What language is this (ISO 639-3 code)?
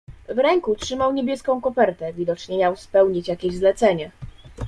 pol